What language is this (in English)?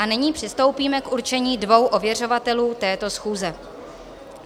Czech